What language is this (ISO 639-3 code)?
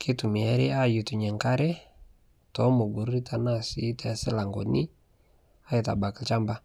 mas